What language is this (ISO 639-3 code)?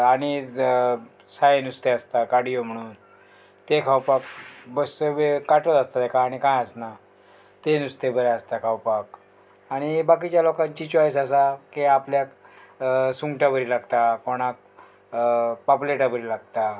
kok